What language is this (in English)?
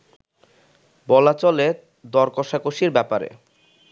Bangla